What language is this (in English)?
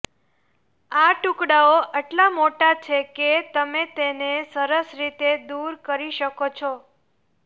Gujarati